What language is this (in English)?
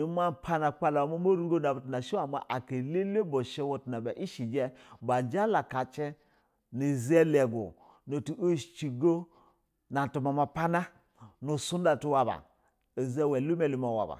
Basa (Nigeria)